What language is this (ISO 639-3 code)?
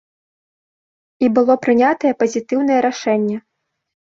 bel